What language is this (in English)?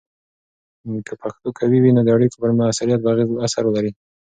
Pashto